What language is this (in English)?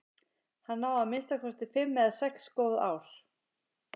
Icelandic